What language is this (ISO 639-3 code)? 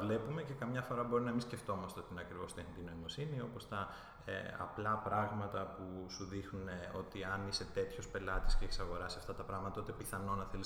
ell